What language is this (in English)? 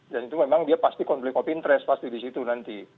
Indonesian